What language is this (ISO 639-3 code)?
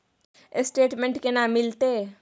mai